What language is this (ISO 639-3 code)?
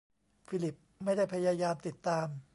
tha